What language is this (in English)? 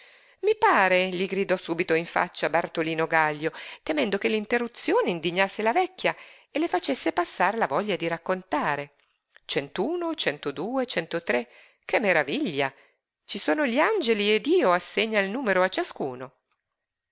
Italian